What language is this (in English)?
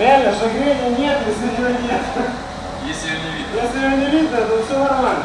Russian